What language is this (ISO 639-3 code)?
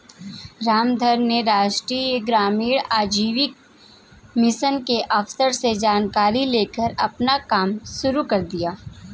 hin